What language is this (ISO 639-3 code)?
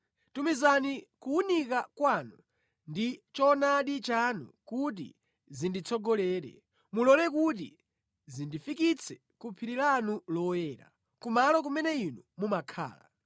nya